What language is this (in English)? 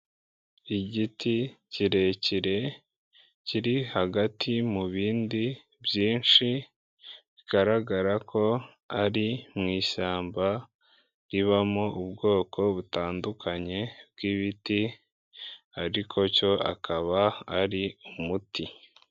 Kinyarwanda